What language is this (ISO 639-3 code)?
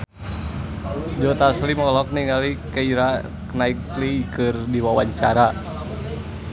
sun